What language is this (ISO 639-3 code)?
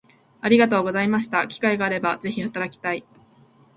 jpn